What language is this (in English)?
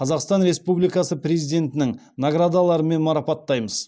Kazakh